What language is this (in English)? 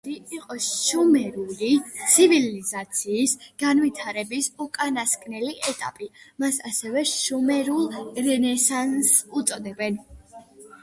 Georgian